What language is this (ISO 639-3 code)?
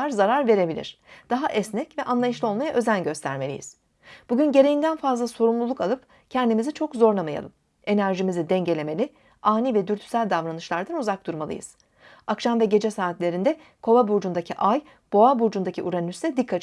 tur